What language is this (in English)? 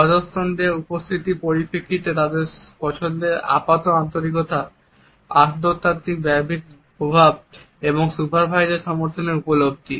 Bangla